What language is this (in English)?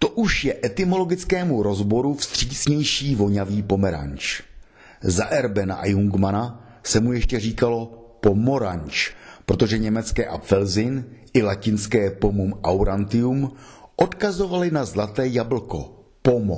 Czech